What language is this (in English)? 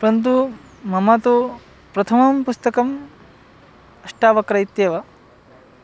Sanskrit